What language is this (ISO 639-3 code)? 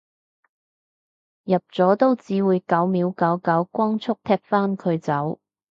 yue